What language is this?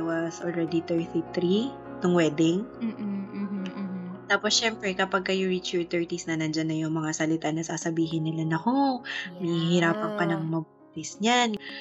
Filipino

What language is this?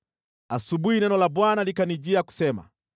Swahili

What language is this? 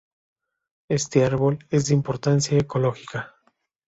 Spanish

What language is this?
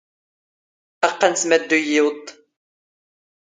Standard Moroccan Tamazight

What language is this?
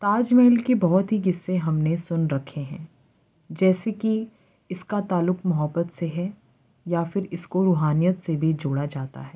Urdu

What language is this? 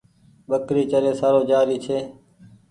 Goaria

